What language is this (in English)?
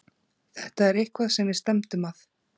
Icelandic